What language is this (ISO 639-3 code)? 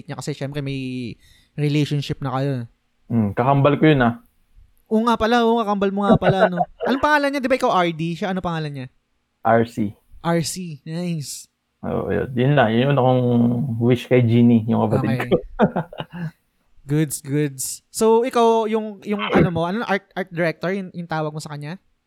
fil